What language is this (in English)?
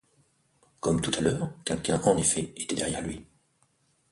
French